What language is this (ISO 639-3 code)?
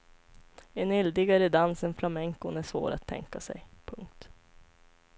swe